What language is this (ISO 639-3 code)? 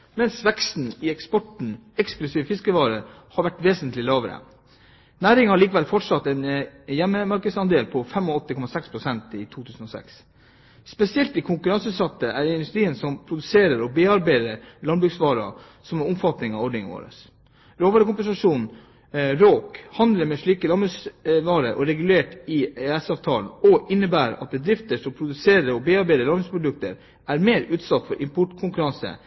nob